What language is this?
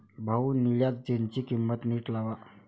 Marathi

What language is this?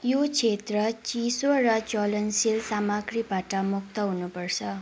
Nepali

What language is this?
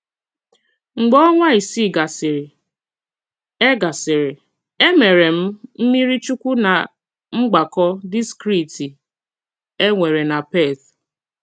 Igbo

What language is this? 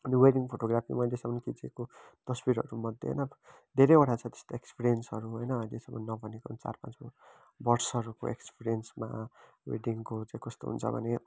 Nepali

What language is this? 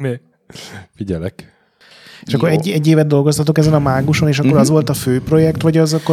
Hungarian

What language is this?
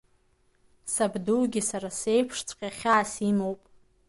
Abkhazian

